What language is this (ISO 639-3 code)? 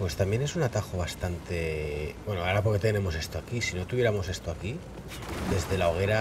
spa